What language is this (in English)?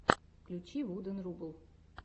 Russian